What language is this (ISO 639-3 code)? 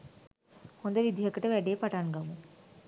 sin